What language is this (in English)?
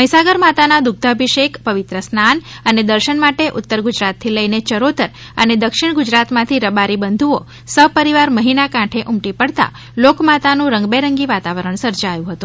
Gujarati